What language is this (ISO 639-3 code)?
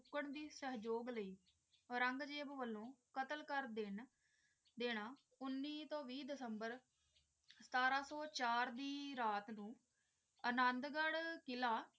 pan